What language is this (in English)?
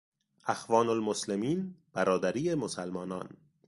Persian